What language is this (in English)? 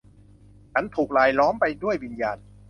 Thai